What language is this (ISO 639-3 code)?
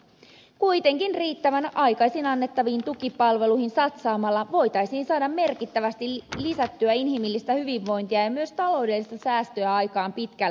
fin